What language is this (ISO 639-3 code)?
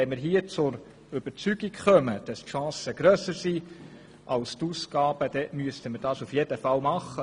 gsw